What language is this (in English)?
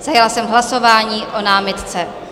Czech